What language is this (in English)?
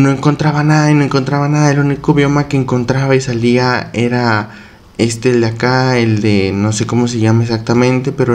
Spanish